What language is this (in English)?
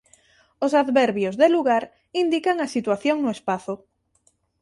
Galician